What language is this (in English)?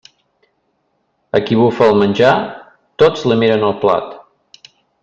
Catalan